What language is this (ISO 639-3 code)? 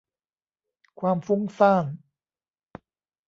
tha